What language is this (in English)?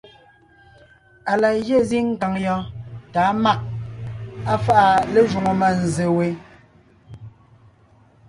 Ngiemboon